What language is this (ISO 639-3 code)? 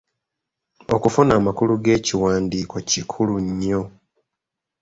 lug